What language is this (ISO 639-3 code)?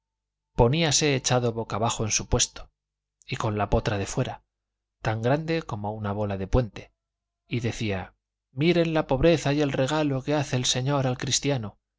spa